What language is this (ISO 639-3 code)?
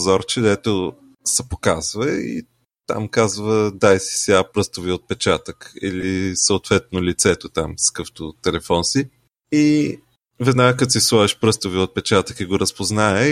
bul